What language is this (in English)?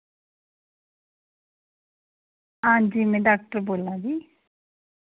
Dogri